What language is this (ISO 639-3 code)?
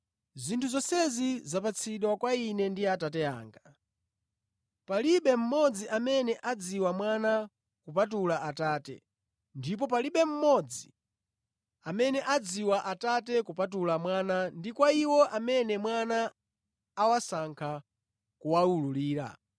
nya